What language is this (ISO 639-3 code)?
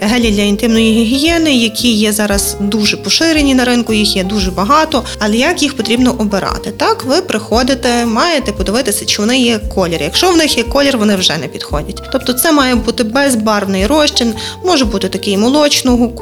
ukr